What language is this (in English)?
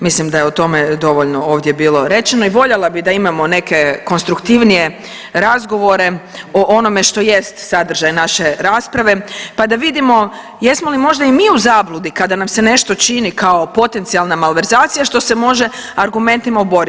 Croatian